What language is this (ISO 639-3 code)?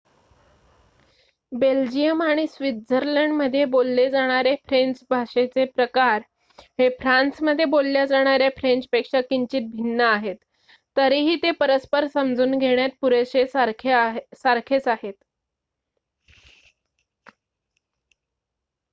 mar